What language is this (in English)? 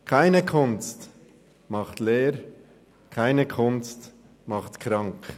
Swiss German